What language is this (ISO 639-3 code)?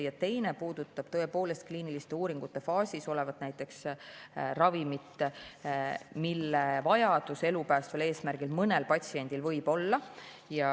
est